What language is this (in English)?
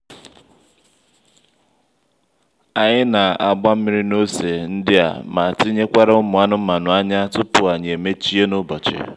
Igbo